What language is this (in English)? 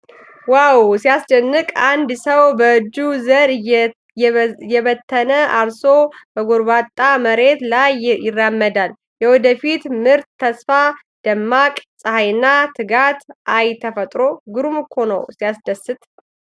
Amharic